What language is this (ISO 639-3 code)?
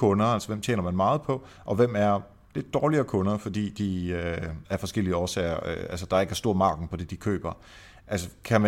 dan